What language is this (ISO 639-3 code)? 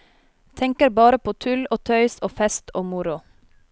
nor